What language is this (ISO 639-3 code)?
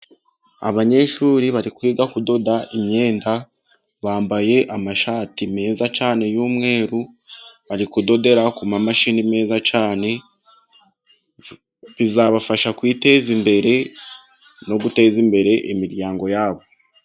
kin